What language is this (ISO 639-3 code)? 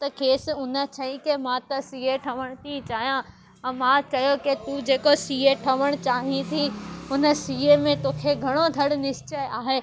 snd